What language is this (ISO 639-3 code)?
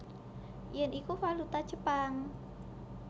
jav